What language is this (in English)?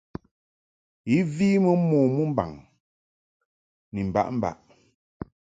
Mungaka